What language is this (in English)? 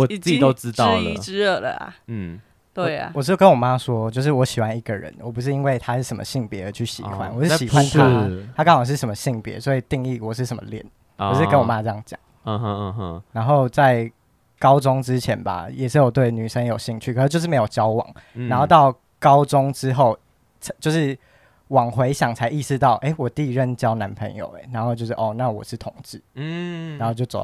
Chinese